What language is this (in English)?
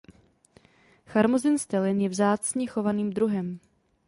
Czech